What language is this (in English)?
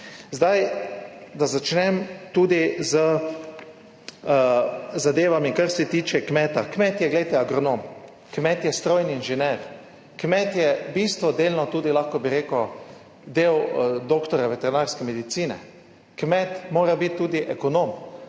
Slovenian